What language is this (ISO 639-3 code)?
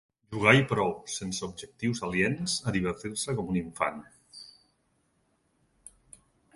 cat